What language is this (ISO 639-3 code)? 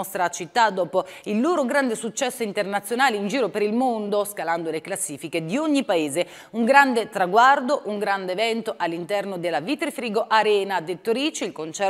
ita